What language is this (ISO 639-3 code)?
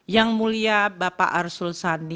ind